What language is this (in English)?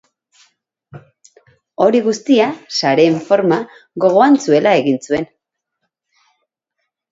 Basque